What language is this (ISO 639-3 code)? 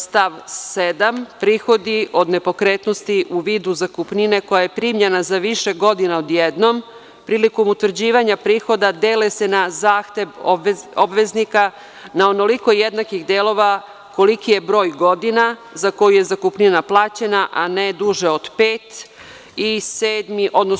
srp